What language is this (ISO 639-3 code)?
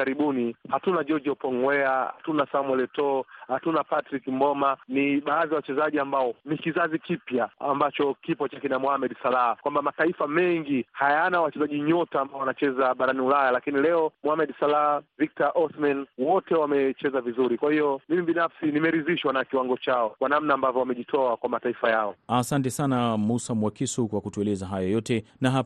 swa